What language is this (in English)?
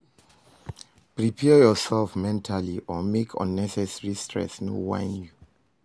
Nigerian Pidgin